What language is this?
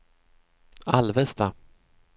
Swedish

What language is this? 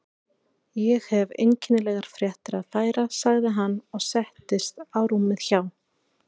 Icelandic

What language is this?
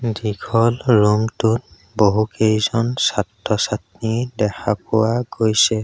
Assamese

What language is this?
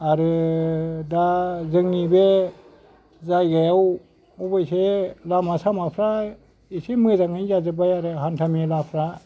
Bodo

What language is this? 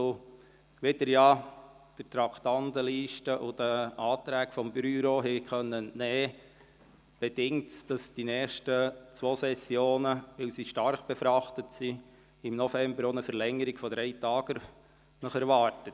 Swiss German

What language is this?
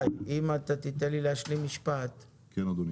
Hebrew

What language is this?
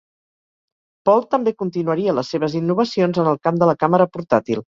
Catalan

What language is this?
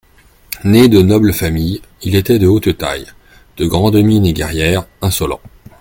French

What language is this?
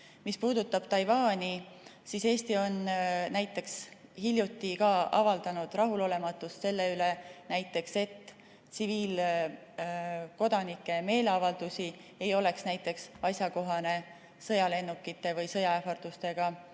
Estonian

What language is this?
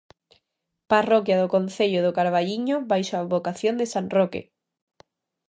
Galician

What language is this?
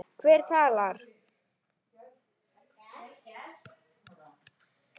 Icelandic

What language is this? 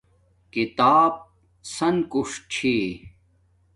Domaaki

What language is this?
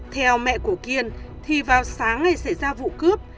Vietnamese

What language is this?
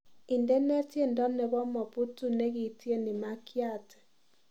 Kalenjin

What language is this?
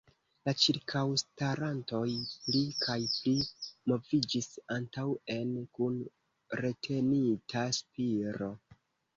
Esperanto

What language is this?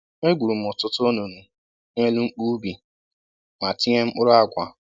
Igbo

